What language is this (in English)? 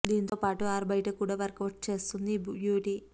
Telugu